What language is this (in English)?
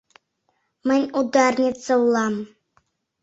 Mari